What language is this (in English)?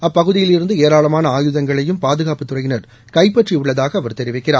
Tamil